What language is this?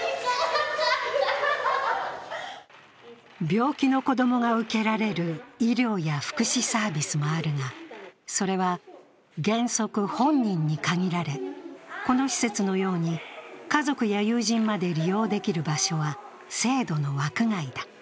Japanese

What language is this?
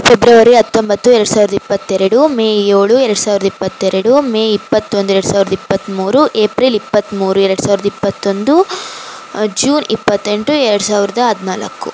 Kannada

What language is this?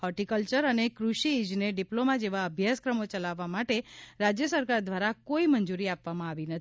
Gujarati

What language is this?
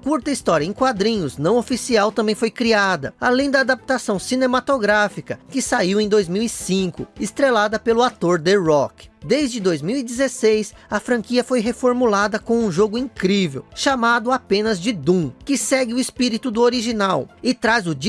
Portuguese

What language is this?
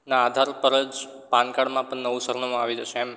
Gujarati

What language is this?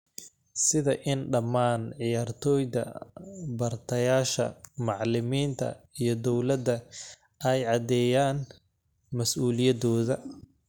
Somali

